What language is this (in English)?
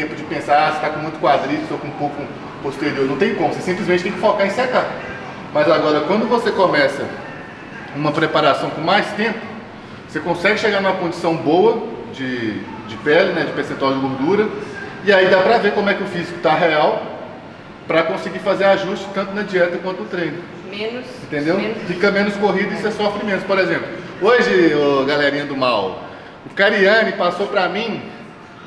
Portuguese